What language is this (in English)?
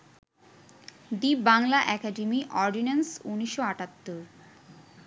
Bangla